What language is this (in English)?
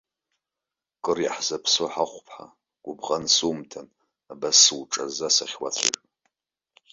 Abkhazian